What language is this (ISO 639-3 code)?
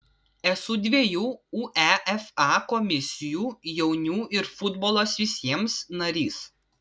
lit